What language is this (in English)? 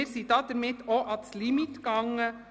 Swiss German